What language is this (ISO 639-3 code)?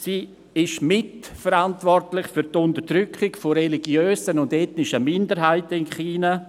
gsw